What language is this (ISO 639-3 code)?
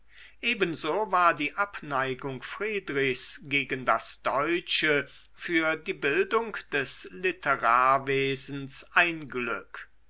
deu